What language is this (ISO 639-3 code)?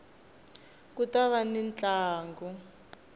tso